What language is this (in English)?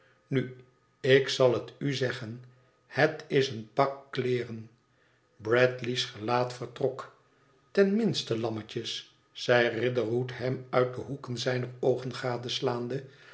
Dutch